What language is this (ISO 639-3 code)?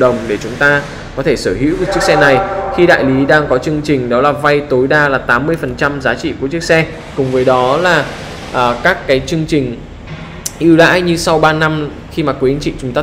vie